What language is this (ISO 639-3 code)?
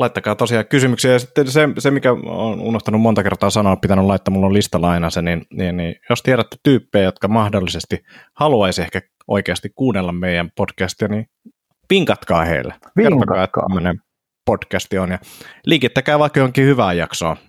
fin